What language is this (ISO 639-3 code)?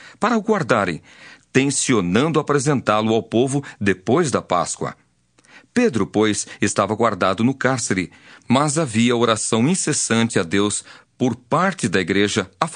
por